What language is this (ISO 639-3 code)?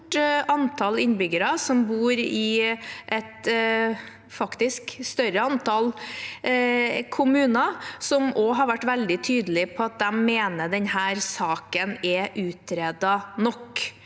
nor